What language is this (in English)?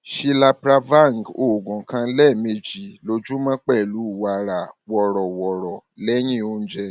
Yoruba